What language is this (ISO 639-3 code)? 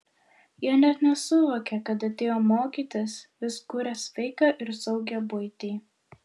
lit